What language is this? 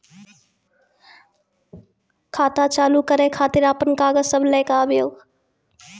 Maithili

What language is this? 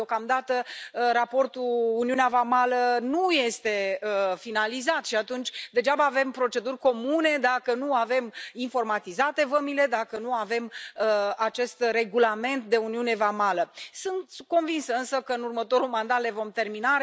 Romanian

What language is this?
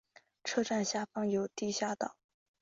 Chinese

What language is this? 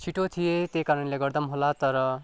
Nepali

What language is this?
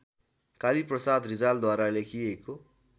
Nepali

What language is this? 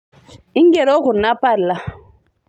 Masai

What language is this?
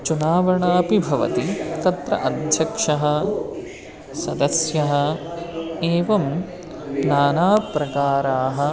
Sanskrit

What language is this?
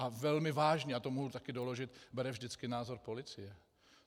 Czech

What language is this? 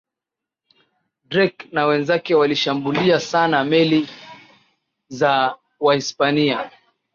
Swahili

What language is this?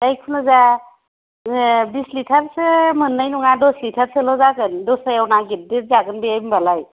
Bodo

